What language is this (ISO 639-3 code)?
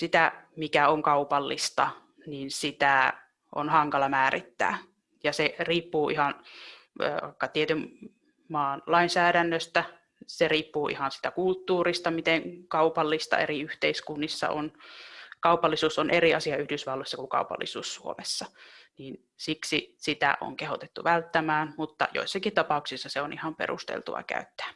fin